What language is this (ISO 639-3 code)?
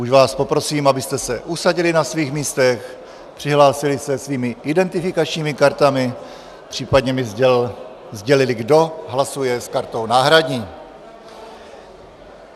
ces